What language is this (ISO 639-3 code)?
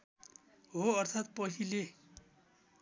nep